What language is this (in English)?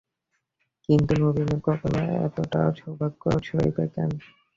Bangla